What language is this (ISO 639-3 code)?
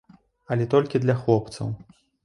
bel